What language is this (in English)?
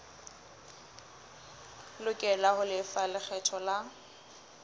Southern Sotho